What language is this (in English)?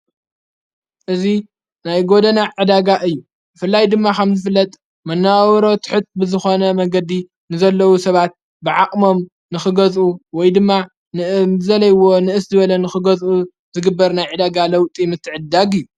Tigrinya